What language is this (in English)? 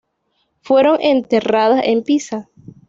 Spanish